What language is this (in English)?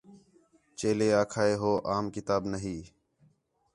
Khetrani